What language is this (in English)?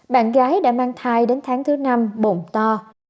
Vietnamese